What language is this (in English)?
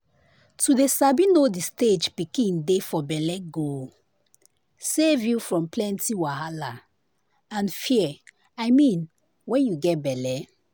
Nigerian Pidgin